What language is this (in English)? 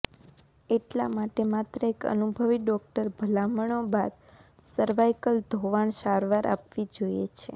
Gujarati